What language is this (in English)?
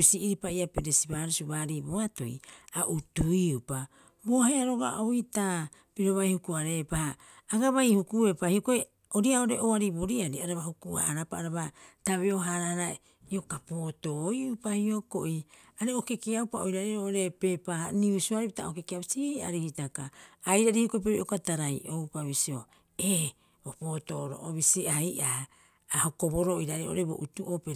Rapoisi